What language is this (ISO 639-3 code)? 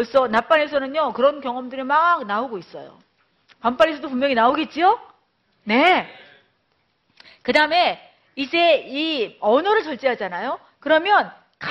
kor